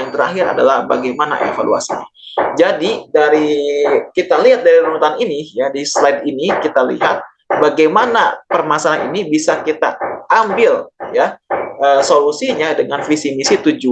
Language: Indonesian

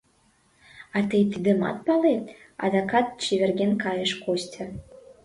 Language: Mari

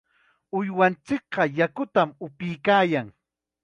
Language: Chiquián Ancash Quechua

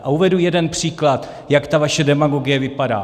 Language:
Czech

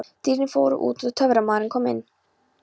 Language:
Icelandic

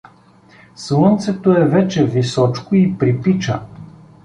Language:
Bulgarian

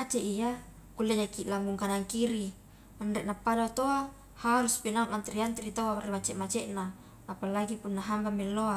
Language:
Highland Konjo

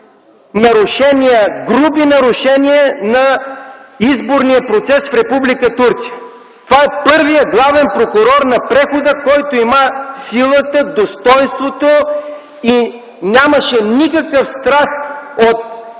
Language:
Bulgarian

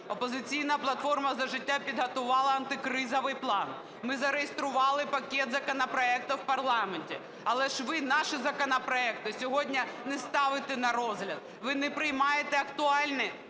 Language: Ukrainian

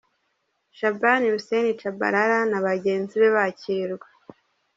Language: Kinyarwanda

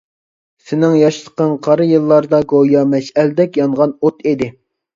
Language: Uyghur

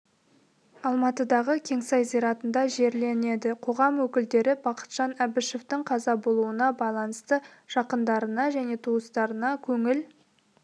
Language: Kazakh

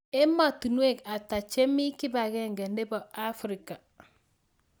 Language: Kalenjin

